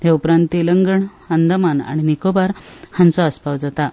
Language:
Konkani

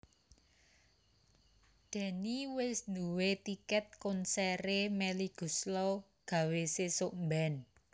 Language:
Javanese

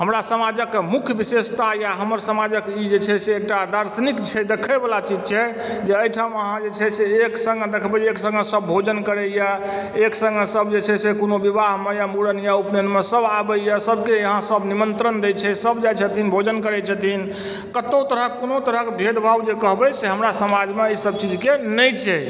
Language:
Maithili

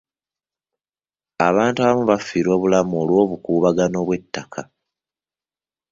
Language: Ganda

